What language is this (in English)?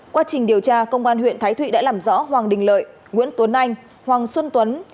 Vietnamese